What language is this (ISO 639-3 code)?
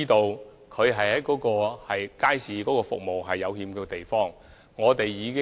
yue